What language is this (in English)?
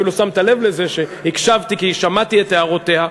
Hebrew